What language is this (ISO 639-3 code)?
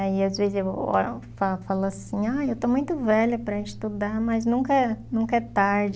por